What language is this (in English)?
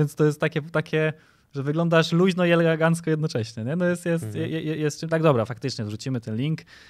Polish